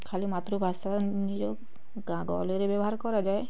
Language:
Odia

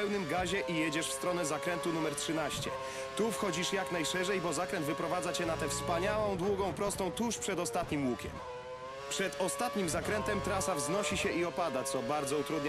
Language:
Polish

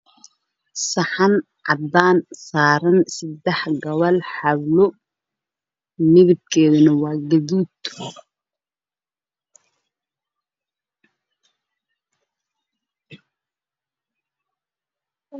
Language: Somali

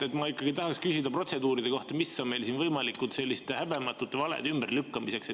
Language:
Estonian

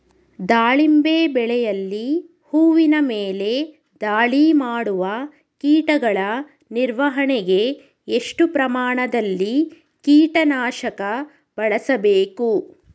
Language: Kannada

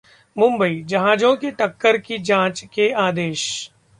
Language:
Hindi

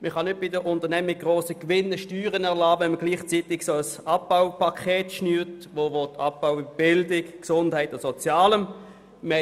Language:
Swiss German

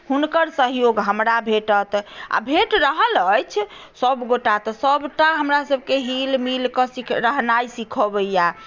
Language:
Maithili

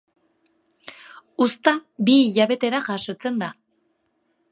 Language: Basque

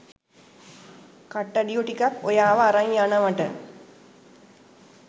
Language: Sinhala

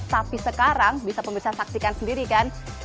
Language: Indonesian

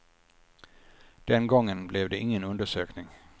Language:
Swedish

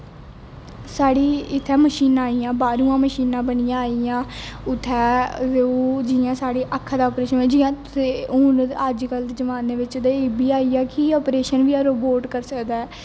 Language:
Dogri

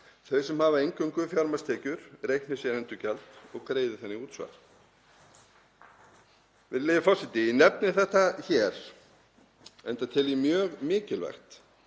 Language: Icelandic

